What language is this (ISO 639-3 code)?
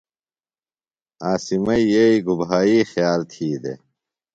phl